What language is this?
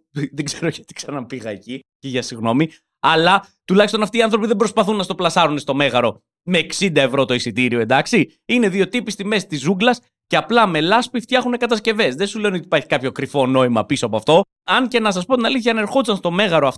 Greek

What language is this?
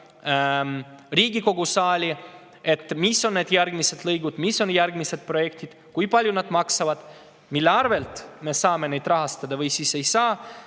Estonian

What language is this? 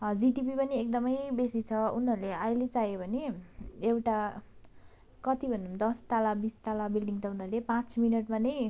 Nepali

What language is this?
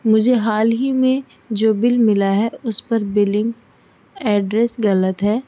Urdu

